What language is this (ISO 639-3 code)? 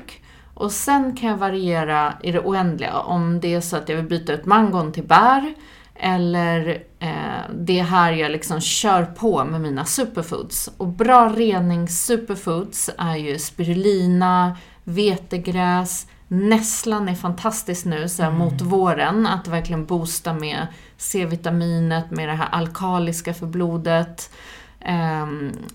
swe